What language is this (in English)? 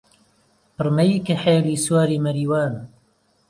Central Kurdish